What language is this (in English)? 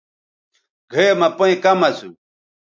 Bateri